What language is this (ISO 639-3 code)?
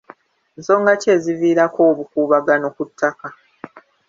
lug